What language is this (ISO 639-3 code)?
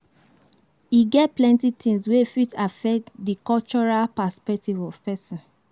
pcm